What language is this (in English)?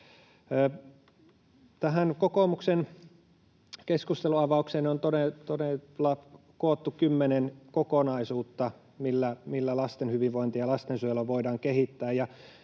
Finnish